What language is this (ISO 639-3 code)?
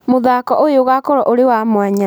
kik